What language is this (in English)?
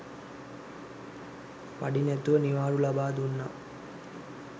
Sinhala